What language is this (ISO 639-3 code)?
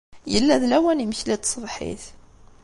kab